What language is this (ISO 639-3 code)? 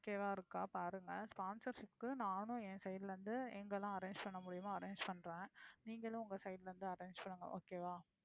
tam